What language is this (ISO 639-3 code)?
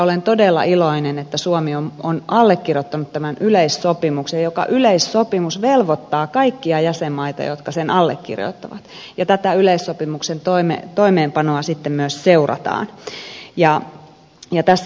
fin